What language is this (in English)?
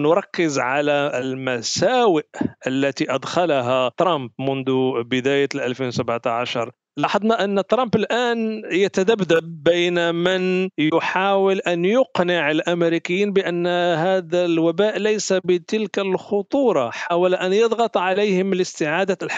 Arabic